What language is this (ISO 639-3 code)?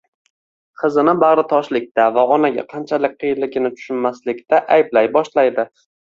uzb